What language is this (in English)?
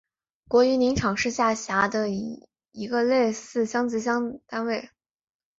Chinese